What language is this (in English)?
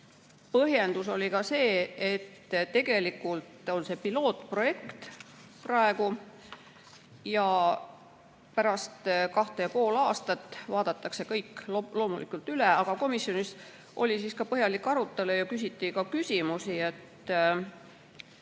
Estonian